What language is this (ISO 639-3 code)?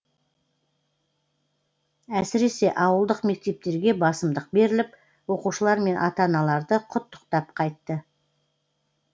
kaz